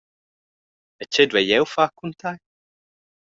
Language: Romansh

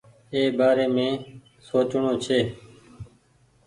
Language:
Goaria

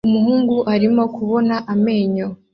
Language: Kinyarwanda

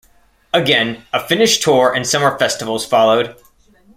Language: English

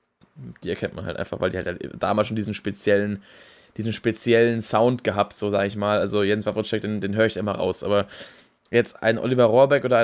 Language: German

